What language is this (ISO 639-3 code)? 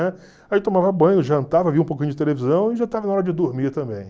por